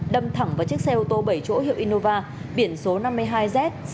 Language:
Vietnamese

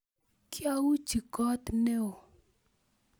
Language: Kalenjin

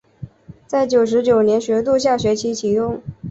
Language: Chinese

